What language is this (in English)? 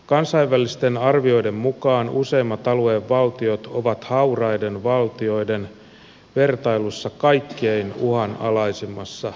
Finnish